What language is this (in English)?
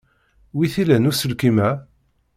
Kabyle